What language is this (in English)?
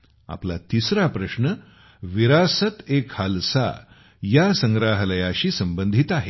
Marathi